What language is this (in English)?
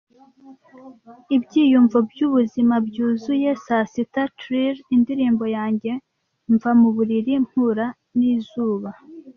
Kinyarwanda